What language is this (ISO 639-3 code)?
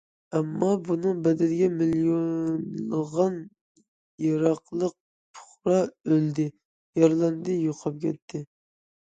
uig